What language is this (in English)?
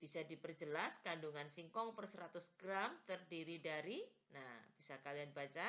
Indonesian